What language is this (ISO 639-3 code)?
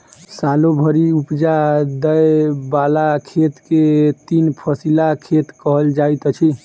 mai